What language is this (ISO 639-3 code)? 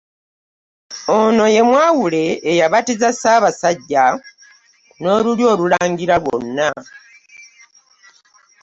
lug